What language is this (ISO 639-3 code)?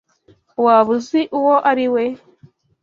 kin